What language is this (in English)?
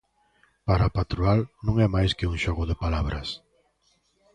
Galician